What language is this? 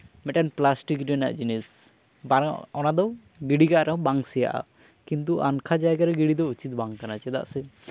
Santali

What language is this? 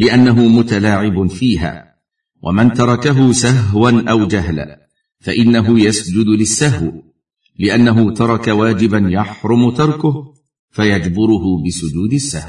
Arabic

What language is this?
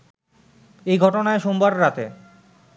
Bangla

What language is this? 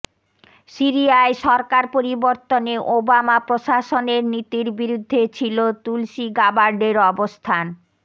Bangla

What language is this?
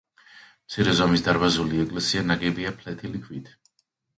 Georgian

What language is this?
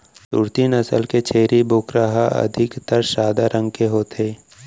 Chhattisgarhi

